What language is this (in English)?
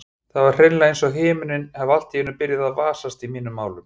Icelandic